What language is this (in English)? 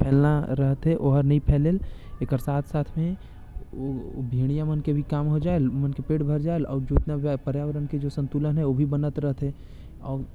Korwa